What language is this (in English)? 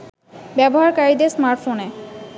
Bangla